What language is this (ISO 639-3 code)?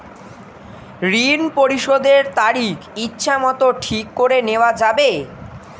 ben